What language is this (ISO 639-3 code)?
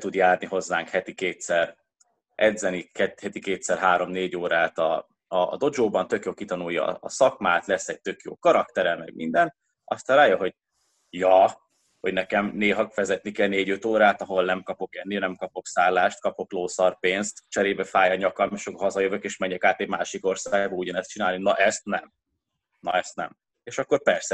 hun